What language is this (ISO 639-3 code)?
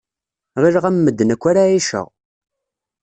kab